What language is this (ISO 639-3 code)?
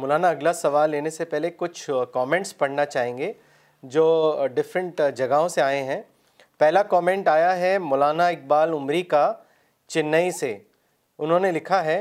urd